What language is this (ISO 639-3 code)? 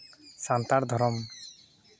sat